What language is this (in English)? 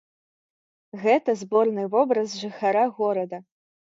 Belarusian